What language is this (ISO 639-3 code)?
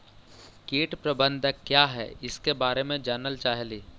mag